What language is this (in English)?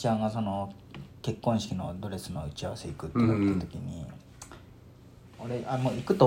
Japanese